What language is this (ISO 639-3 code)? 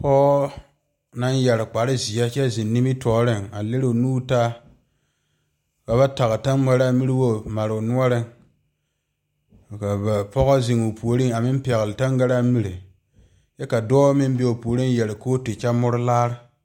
dga